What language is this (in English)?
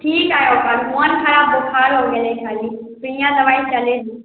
Maithili